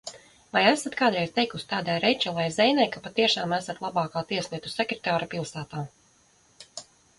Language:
Latvian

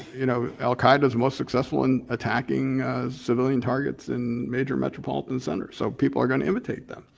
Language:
English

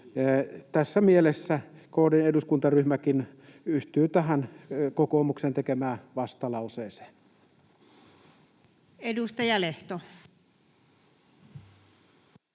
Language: Finnish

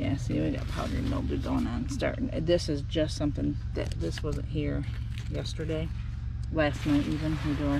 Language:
English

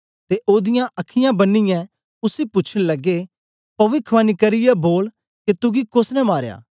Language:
Dogri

